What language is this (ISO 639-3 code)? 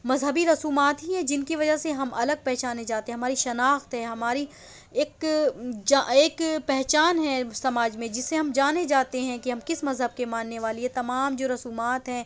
urd